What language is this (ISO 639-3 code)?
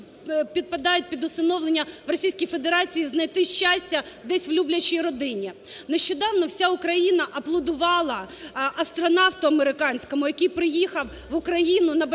ukr